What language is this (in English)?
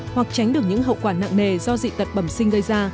Vietnamese